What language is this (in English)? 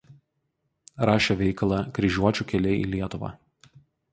Lithuanian